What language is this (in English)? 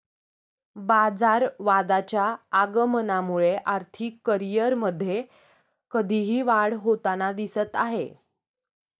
Marathi